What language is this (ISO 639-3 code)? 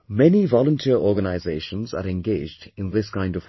eng